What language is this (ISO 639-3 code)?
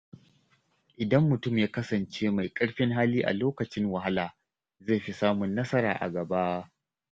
hau